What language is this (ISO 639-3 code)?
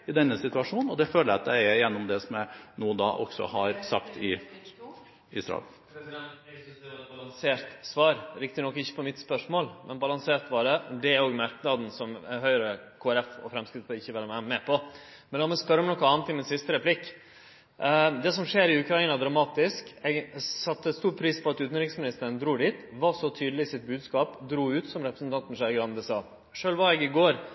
nor